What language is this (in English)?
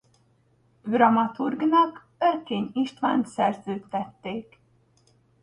Hungarian